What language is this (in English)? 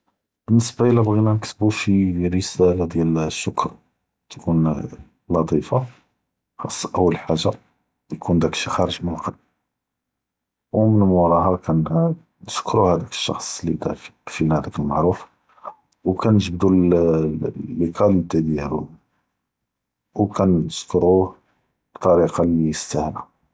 Judeo-Arabic